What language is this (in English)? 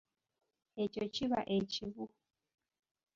Ganda